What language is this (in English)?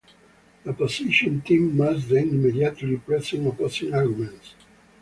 English